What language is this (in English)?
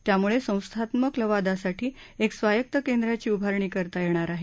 Marathi